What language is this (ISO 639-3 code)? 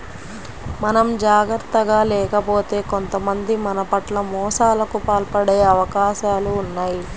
tel